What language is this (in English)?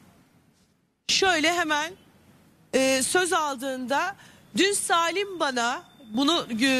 Turkish